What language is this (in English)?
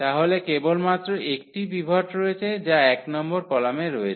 Bangla